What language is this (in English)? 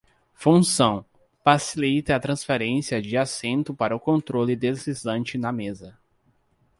Portuguese